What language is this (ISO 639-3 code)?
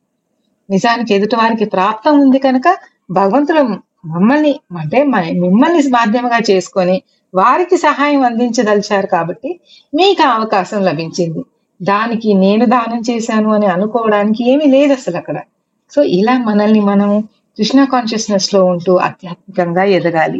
tel